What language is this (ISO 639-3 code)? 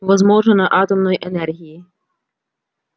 rus